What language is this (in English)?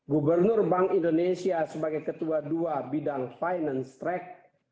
Indonesian